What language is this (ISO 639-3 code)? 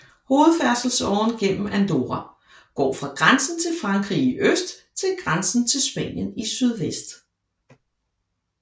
dan